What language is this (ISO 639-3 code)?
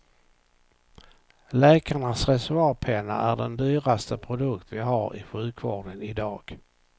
swe